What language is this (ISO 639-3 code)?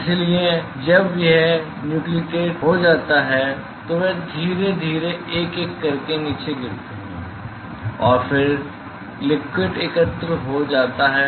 hin